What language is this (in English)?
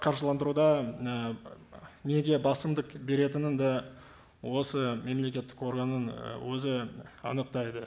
Kazakh